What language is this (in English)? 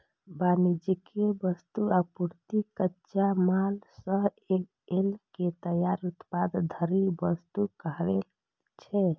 Maithili